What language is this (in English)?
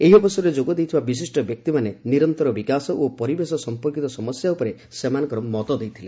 Odia